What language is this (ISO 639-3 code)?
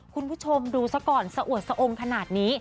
tha